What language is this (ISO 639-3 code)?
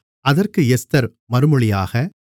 tam